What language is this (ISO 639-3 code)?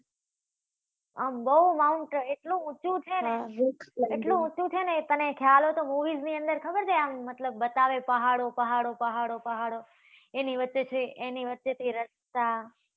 guj